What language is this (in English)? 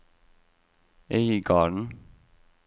Norwegian